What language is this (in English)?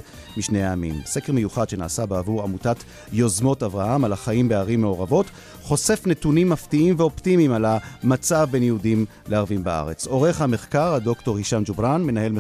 Hebrew